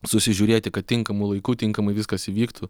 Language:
Lithuanian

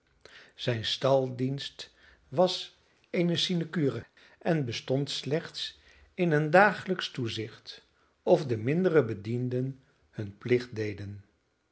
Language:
Dutch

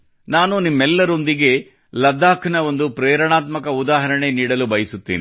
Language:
Kannada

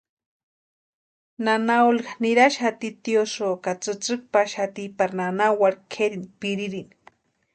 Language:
Western Highland Purepecha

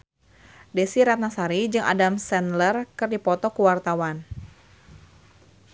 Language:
Sundanese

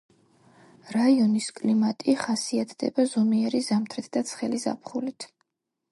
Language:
Georgian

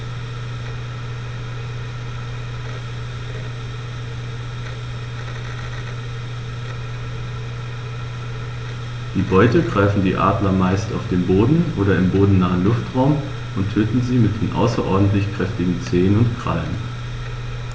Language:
German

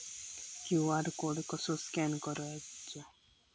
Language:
Marathi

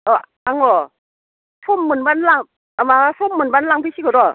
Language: Bodo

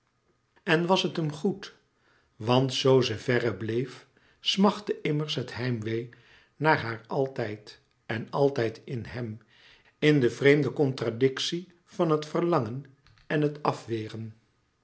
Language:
Dutch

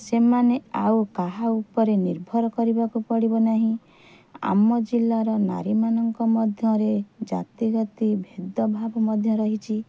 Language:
Odia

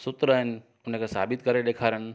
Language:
Sindhi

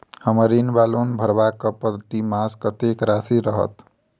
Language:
Maithili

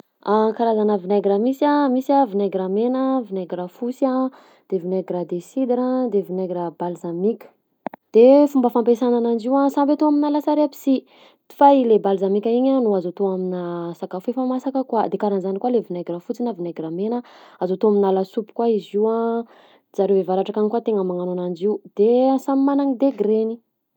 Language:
Southern Betsimisaraka Malagasy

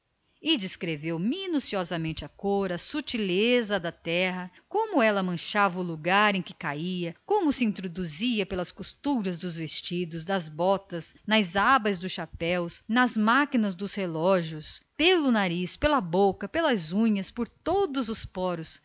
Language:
Portuguese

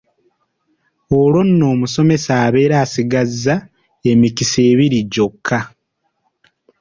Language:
Ganda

